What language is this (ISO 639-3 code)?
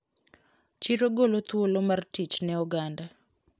luo